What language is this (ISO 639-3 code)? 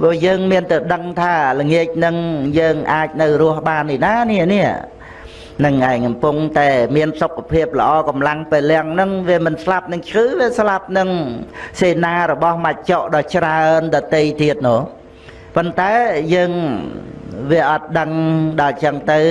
vie